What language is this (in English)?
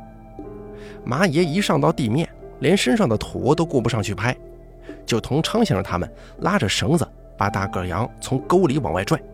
Chinese